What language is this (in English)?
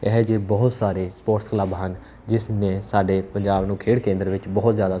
Punjabi